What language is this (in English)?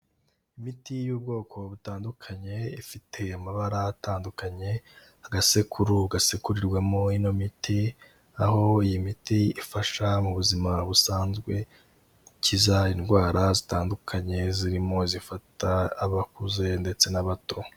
Kinyarwanda